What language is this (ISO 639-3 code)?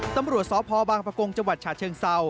tha